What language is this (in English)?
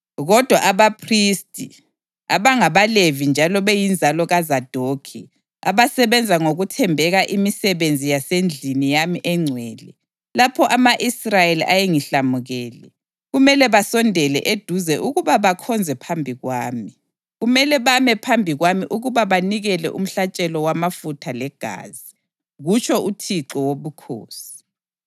North Ndebele